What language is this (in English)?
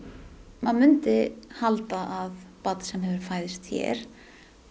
Icelandic